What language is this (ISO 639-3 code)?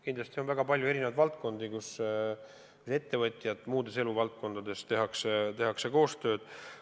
est